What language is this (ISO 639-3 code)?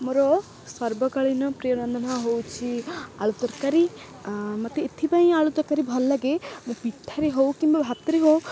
ori